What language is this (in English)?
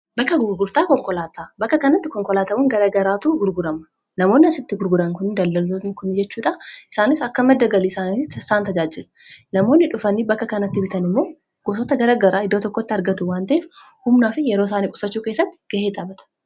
Oromo